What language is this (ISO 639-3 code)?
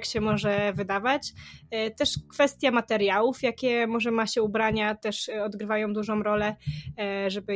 pol